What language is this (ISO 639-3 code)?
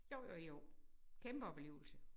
dan